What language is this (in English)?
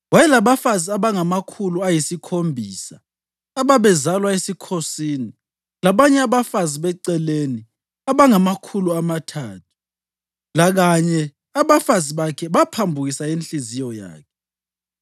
North Ndebele